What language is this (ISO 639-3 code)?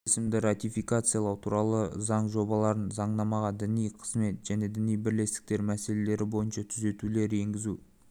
kaz